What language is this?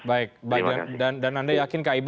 Indonesian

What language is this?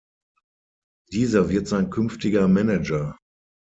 German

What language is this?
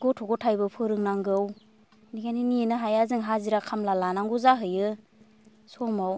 Bodo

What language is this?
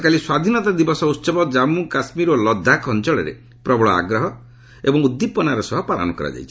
Odia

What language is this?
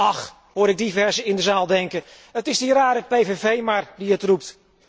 Dutch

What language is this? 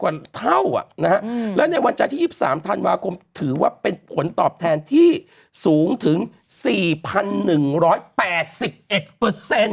Thai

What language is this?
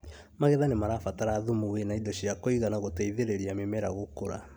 Kikuyu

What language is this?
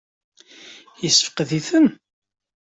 Kabyle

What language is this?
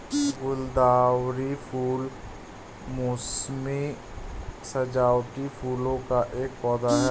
Hindi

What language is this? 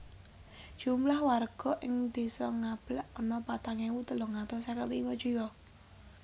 Javanese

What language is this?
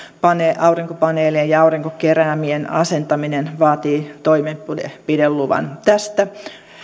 Finnish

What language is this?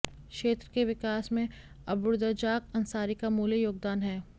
Hindi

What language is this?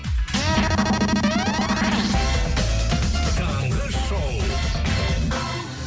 Kazakh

